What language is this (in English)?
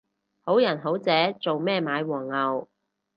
Cantonese